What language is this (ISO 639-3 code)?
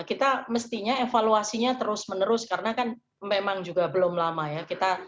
ind